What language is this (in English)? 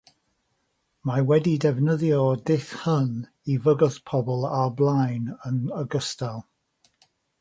Welsh